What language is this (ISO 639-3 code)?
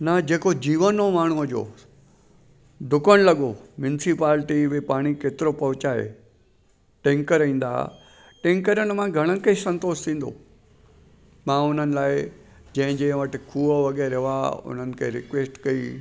snd